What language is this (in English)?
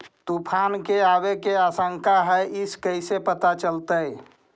Magahi